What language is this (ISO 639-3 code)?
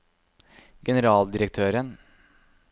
nor